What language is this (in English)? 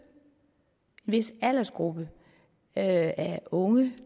Danish